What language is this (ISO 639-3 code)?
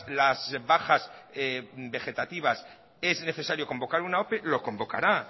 spa